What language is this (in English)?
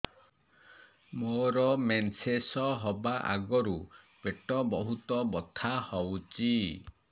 Odia